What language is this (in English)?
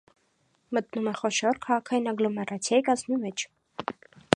Armenian